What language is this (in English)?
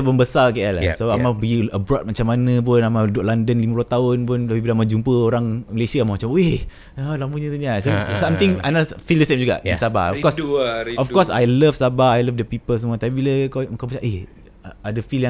Malay